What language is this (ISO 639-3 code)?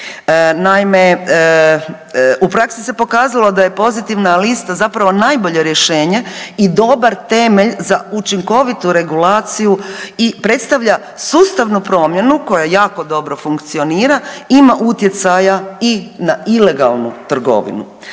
hrv